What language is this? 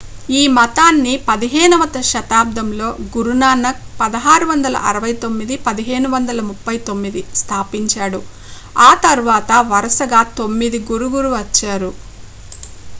Telugu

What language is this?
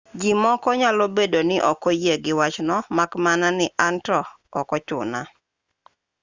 Luo (Kenya and Tanzania)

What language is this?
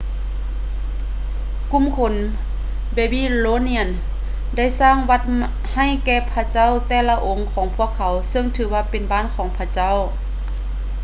Lao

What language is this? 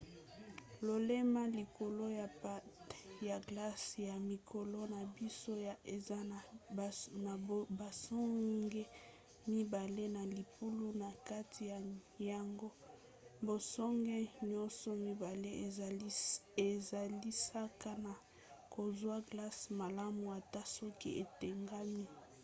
Lingala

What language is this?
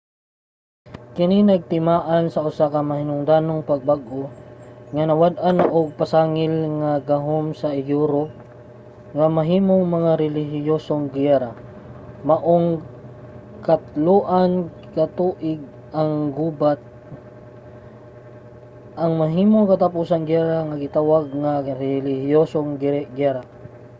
Cebuano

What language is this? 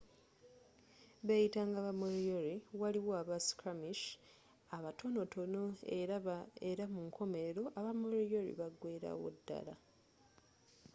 Ganda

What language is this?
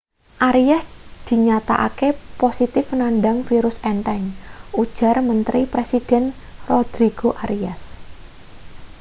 Javanese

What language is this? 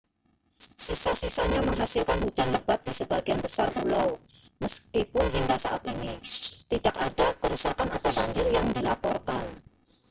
Indonesian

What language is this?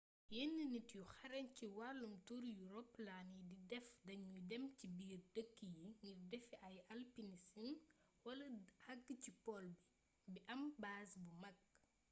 Wolof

